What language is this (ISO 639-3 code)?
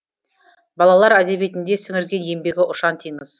kaz